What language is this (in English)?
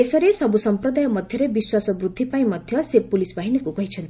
Odia